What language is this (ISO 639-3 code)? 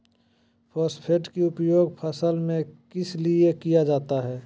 mag